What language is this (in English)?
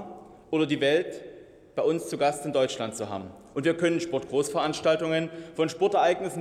German